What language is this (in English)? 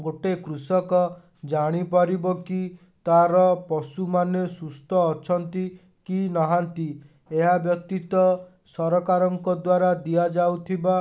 Odia